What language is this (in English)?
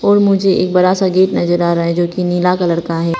Hindi